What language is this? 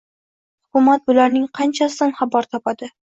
Uzbek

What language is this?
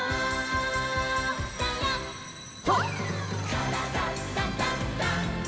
Japanese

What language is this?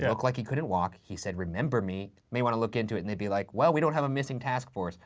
English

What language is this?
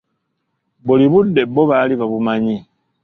Ganda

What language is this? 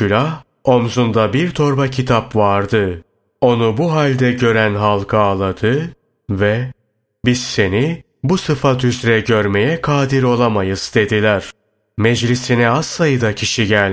Turkish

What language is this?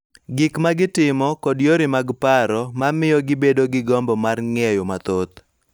Luo (Kenya and Tanzania)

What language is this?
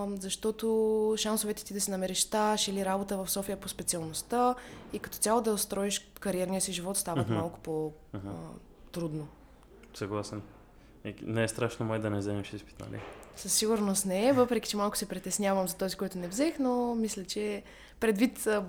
Bulgarian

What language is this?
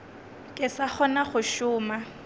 Northern Sotho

